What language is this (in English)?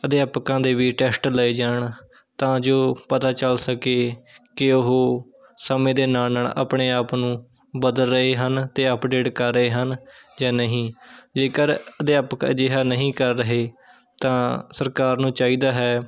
Punjabi